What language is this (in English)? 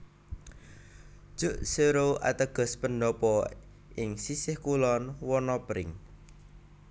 Javanese